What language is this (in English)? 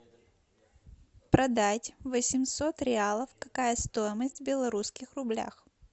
Russian